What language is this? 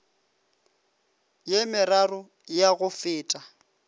Northern Sotho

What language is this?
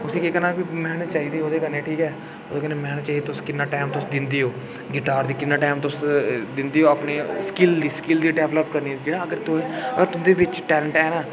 Dogri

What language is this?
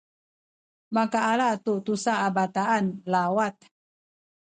Sakizaya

